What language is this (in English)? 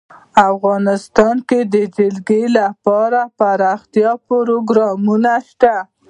Pashto